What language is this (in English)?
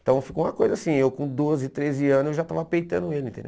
Portuguese